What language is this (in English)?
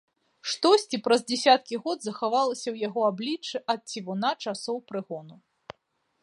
Belarusian